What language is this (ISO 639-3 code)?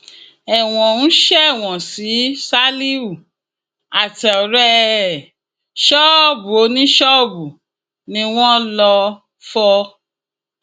yor